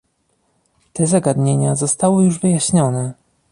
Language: Polish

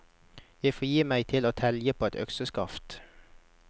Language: Norwegian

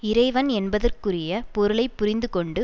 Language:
Tamil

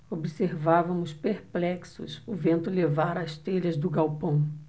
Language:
Portuguese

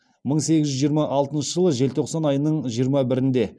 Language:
Kazakh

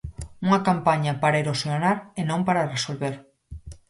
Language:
Galician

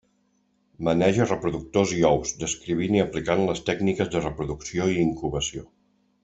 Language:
Catalan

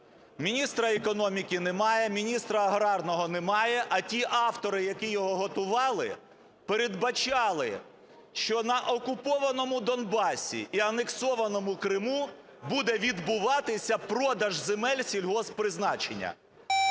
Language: Ukrainian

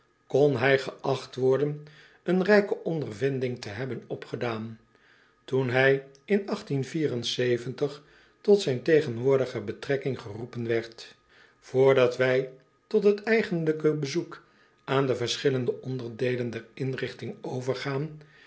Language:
Dutch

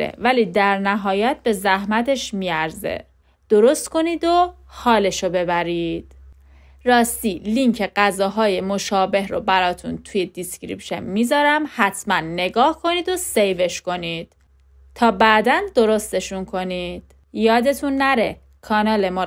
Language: Persian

